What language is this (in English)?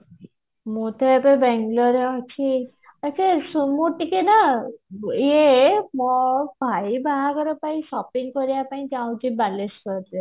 Odia